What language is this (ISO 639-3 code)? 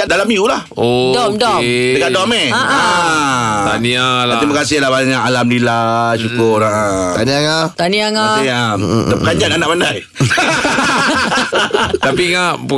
msa